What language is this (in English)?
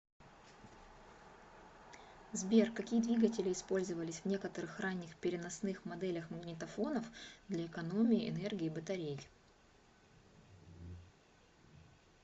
Russian